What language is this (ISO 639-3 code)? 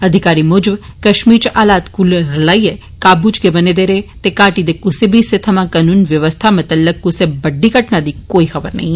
doi